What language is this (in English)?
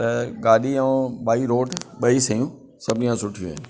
Sindhi